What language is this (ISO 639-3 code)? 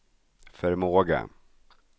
swe